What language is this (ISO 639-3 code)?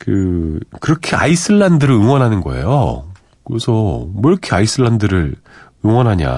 kor